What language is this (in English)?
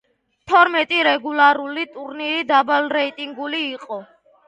Georgian